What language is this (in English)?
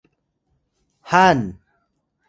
Atayal